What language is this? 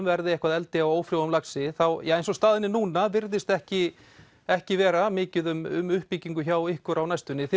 Icelandic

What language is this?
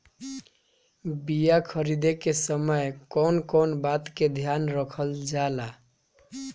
Bhojpuri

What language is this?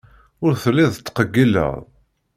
Kabyle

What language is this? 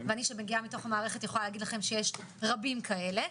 Hebrew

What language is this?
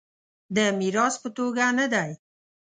Pashto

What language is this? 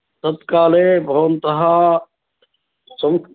Sanskrit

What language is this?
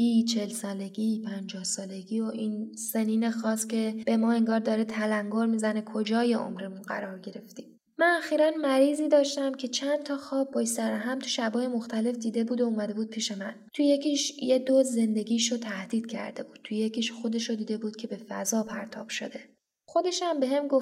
Persian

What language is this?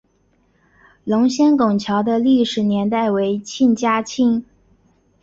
Chinese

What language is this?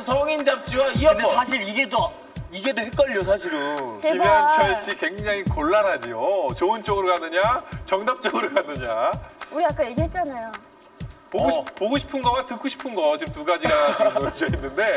Korean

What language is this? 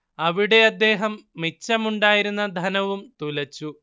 Malayalam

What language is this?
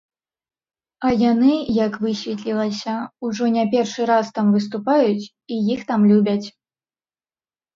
Belarusian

